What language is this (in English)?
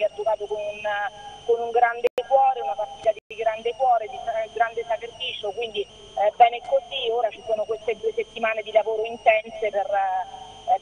Italian